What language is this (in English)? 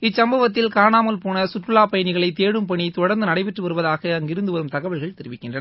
Tamil